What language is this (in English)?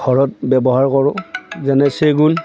Assamese